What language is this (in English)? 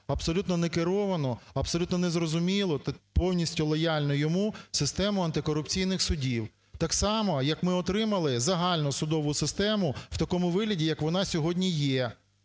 Ukrainian